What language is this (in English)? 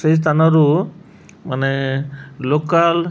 Odia